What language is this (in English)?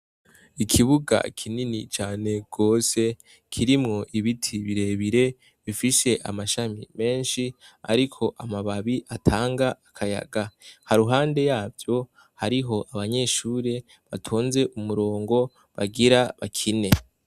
Rundi